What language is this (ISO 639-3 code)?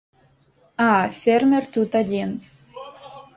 bel